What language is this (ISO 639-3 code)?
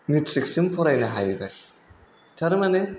brx